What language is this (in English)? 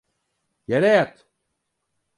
Turkish